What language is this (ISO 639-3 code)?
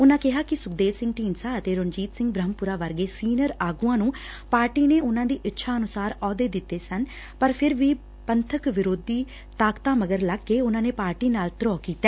pan